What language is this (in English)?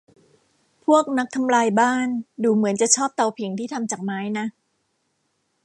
Thai